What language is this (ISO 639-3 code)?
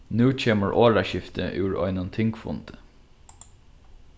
fao